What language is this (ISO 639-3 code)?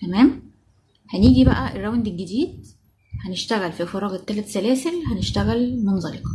ara